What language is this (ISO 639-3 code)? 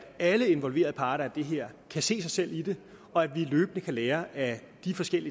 dan